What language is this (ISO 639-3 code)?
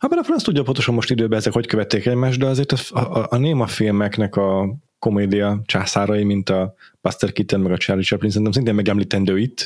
hun